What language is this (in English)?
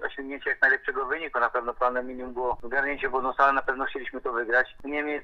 Polish